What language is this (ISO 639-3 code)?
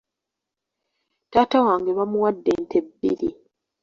lug